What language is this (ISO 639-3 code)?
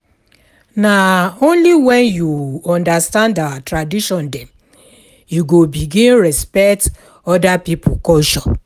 pcm